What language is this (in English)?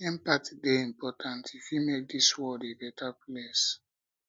Nigerian Pidgin